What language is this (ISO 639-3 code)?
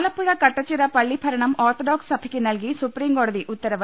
mal